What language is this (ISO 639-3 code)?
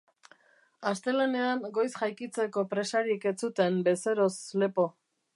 eus